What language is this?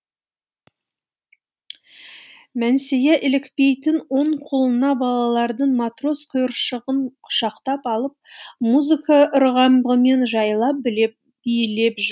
Kazakh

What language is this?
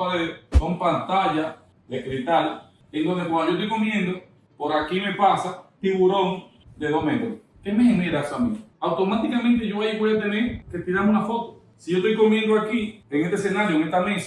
Spanish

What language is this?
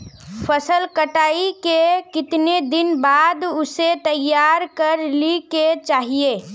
Magahi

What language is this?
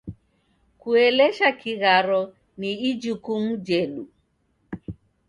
Taita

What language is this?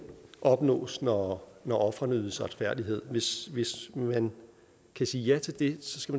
Danish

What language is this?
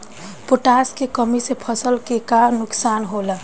Bhojpuri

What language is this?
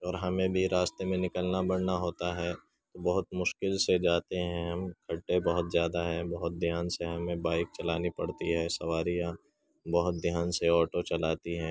Urdu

